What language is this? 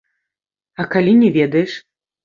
Belarusian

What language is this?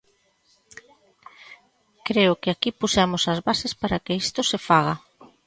Galician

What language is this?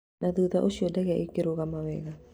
Kikuyu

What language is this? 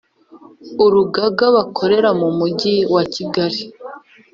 Kinyarwanda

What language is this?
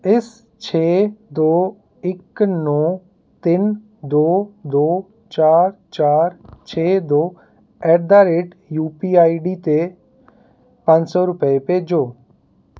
Punjabi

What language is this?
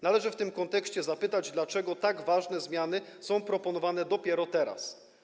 Polish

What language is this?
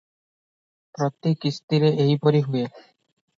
Odia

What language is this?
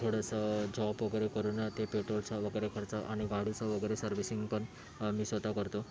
Marathi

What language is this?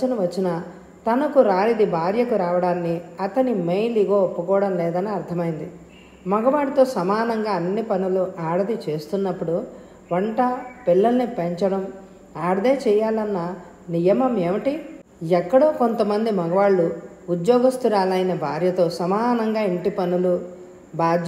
Telugu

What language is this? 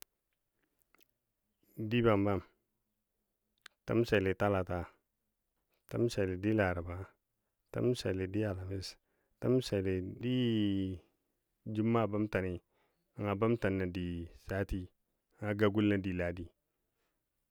Dadiya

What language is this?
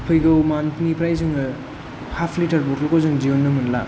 Bodo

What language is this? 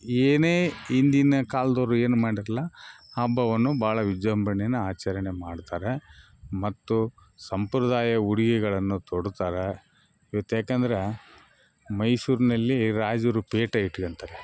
Kannada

